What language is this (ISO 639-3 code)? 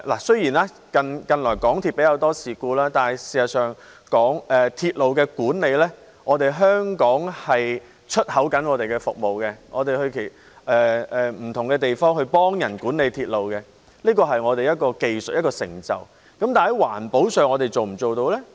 yue